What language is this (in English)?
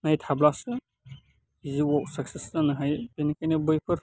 Bodo